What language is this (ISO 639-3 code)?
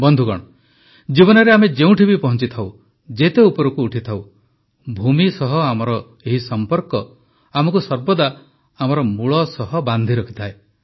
ori